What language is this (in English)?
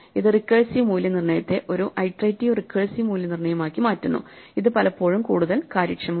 Malayalam